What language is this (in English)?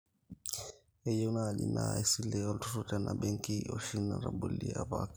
Masai